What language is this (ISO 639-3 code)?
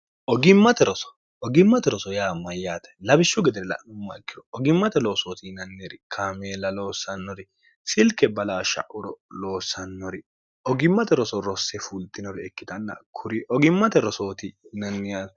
sid